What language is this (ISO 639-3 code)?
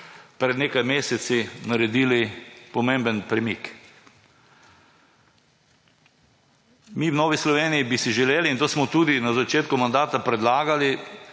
slv